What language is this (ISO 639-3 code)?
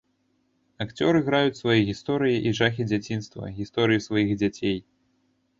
bel